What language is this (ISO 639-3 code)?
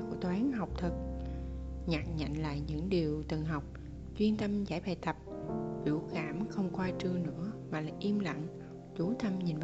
vie